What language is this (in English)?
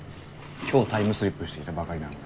Japanese